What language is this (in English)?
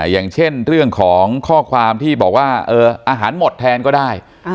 Thai